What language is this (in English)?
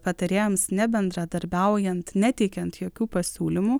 Lithuanian